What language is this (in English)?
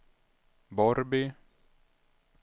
Swedish